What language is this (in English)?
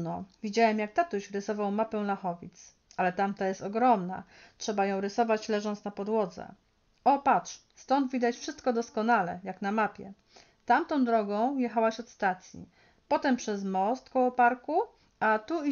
Polish